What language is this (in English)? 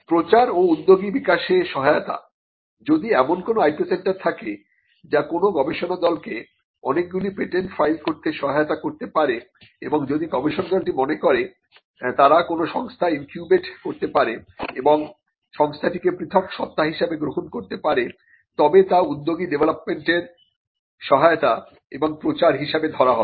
Bangla